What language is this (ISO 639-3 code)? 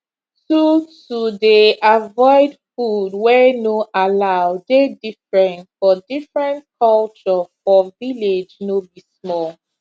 pcm